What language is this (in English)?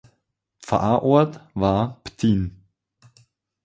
German